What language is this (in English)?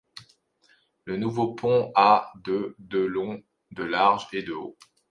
French